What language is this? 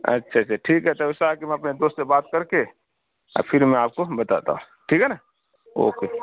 Urdu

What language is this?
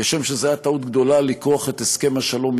Hebrew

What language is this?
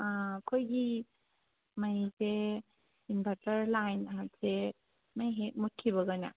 Manipuri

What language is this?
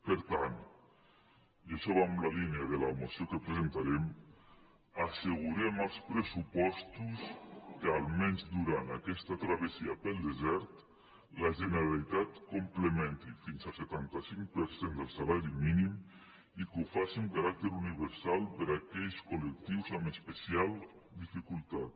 Catalan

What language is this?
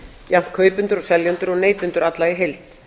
Icelandic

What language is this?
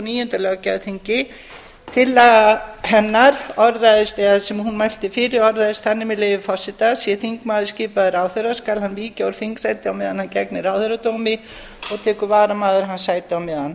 Icelandic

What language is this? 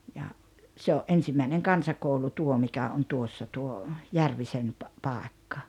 Finnish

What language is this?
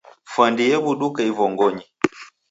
Taita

